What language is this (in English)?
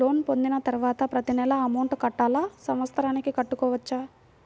Telugu